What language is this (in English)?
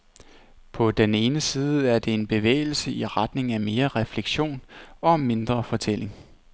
Danish